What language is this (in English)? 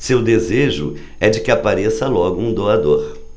Portuguese